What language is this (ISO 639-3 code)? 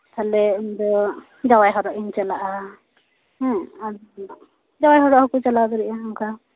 sat